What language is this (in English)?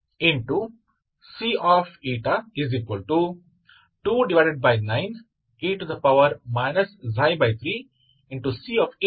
Kannada